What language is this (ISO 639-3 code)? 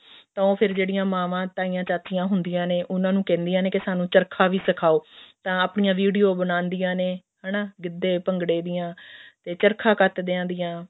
pan